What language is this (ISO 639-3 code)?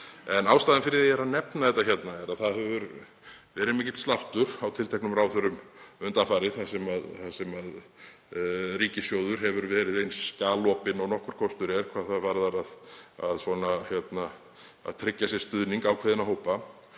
isl